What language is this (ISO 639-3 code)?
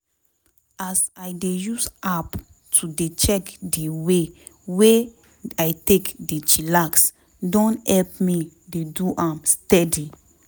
pcm